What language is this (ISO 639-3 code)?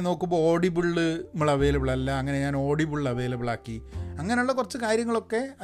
mal